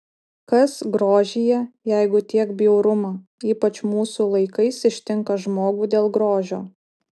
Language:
Lithuanian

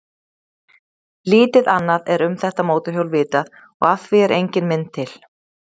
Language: Icelandic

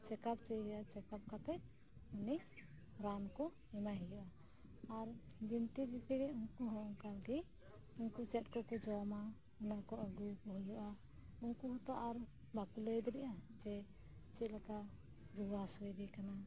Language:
Santali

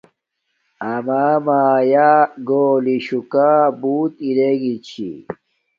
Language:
Domaaki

